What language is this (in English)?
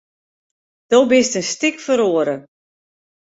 Western Frisian